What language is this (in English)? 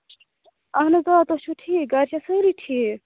Kashmiri